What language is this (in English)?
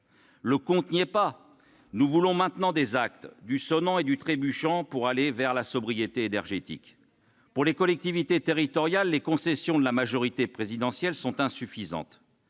French